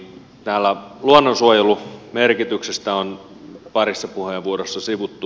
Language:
Finnish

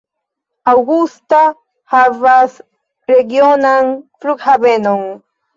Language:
Esperanto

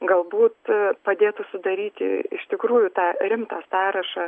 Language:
Lithuanian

